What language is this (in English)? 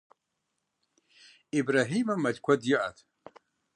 Kabardian